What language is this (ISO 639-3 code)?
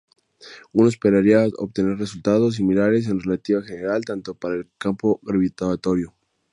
spa